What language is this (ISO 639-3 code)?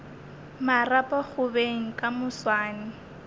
nso